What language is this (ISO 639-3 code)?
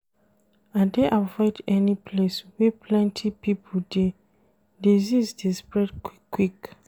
pcm